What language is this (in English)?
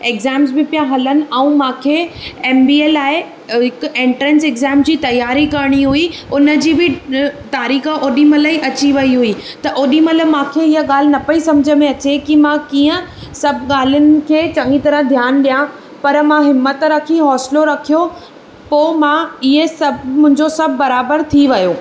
Sindhi